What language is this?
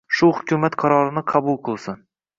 Uzbek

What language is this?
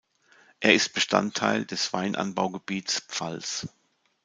German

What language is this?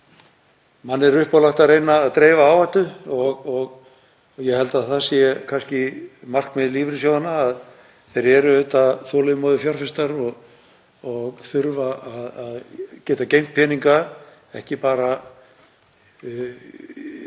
Icelandic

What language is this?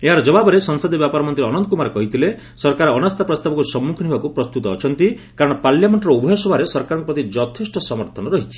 Odia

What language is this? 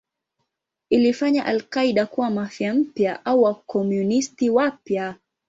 Swahili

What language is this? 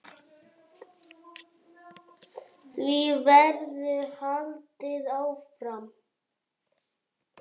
Icelandic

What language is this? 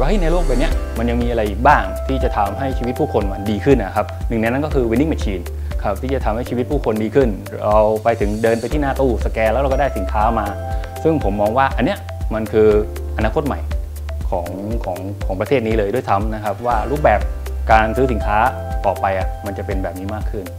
Thai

